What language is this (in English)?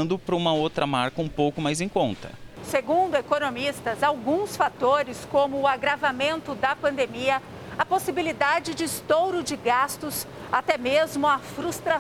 Portuguese